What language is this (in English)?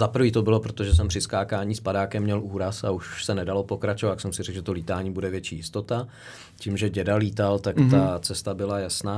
Czech